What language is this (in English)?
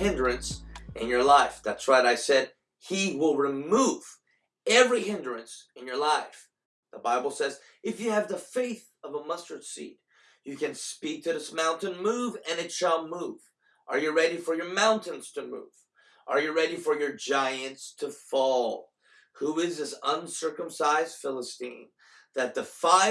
English